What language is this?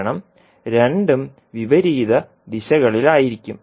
Malayalam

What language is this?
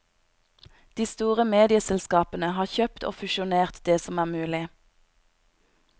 Norwegian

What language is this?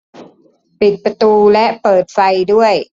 Thai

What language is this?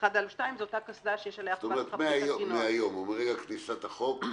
Hebrew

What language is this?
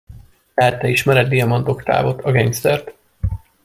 Hungarian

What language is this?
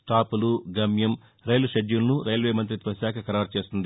Telugu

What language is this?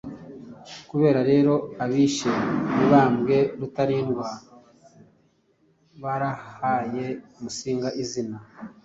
Kinyarwanda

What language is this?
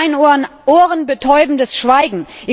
German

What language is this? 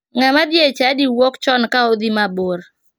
Luo (Kenya and Tanzania)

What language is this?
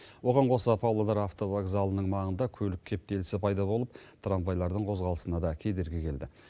Kazakh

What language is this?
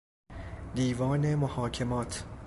Persian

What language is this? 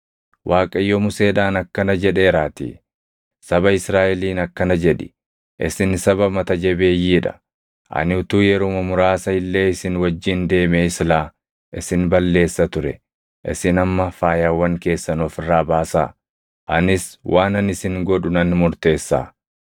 Oromo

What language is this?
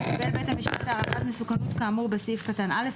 Hebrew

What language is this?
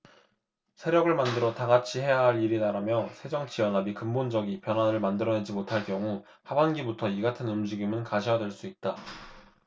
Korean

